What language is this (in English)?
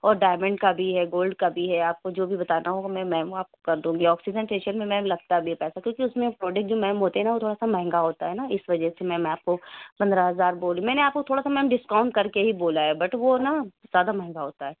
Urdu